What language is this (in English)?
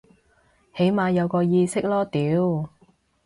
Cantonese